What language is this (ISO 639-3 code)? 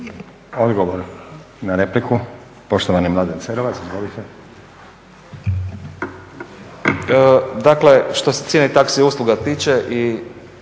hrv